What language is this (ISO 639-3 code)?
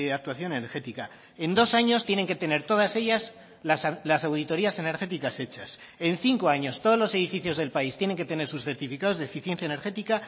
spa